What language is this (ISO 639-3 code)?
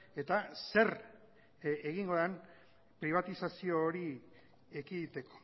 eus